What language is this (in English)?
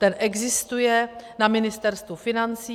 Czech